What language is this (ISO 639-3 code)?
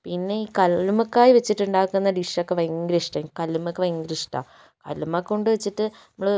mal